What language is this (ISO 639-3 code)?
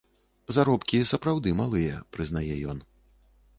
bel